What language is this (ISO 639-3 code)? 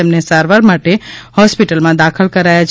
guj